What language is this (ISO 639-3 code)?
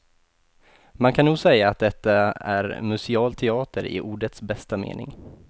swe